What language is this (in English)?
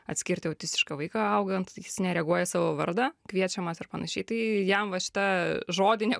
Lithuanian